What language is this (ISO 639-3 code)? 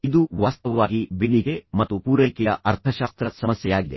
kan